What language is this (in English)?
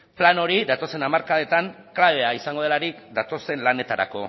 Basque